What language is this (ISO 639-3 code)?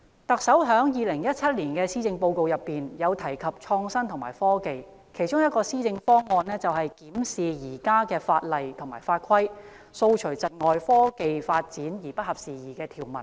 yue